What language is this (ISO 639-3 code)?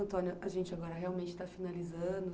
por